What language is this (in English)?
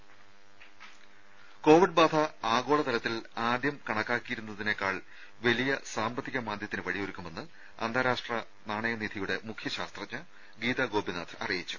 Malayalam